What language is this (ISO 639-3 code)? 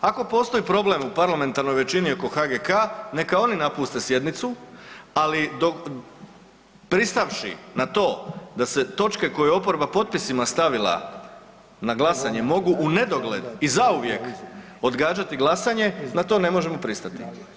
hrv